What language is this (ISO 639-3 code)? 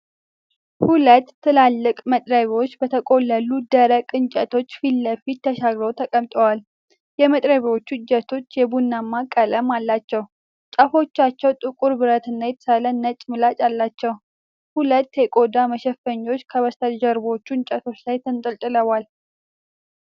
amh